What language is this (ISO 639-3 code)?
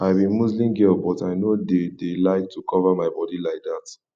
pcm